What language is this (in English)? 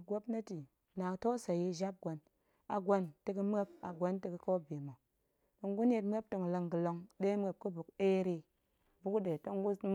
Goemai